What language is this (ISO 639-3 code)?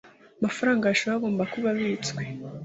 kin